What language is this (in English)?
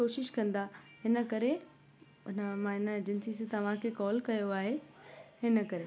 Sindhi